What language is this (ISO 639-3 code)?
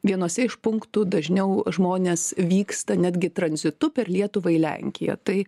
lit